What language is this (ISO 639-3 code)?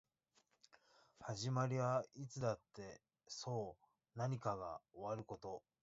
jpn